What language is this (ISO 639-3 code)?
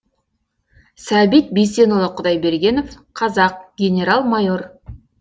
kaz